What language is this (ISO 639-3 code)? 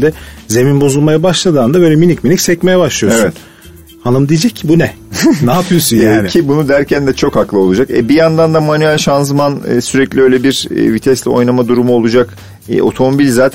tur